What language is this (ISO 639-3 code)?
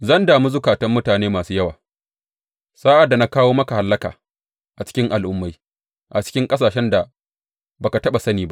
hau